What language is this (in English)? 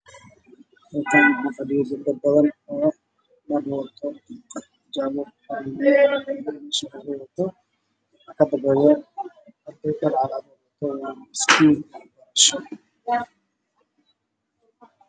Somali